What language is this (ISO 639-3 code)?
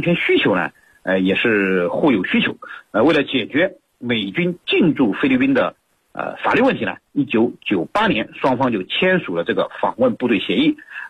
zho